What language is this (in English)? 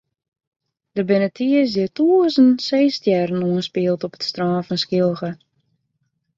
Western Frisian